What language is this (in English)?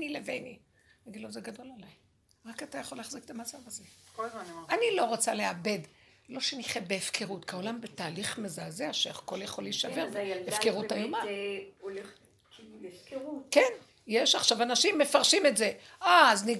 Hebrew